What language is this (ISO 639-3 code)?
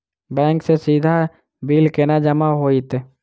mai